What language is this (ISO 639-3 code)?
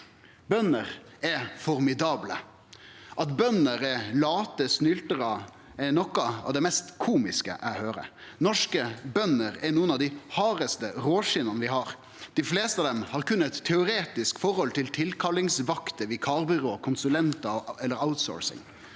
nor